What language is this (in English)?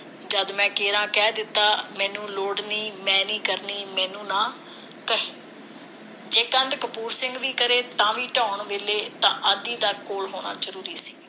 Punjabi